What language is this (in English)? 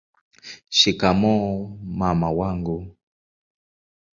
Swahili